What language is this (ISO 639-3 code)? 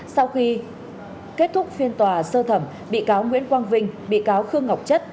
vie